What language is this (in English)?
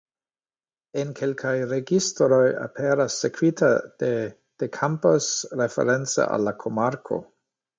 Esperanto